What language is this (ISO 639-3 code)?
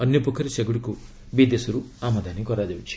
ori